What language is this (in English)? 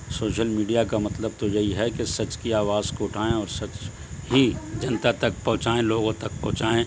Urdu